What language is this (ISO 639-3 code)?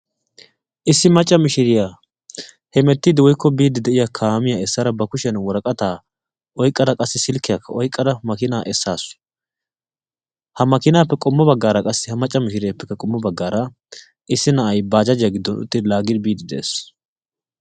wal